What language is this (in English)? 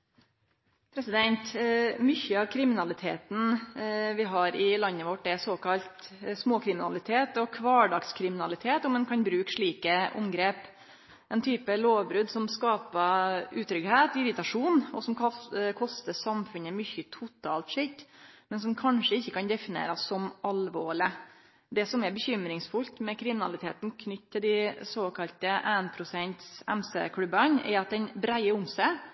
Norwegian